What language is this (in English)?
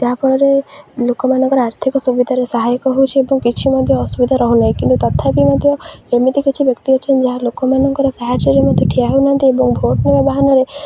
Odia